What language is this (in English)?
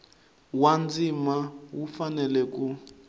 Tsonga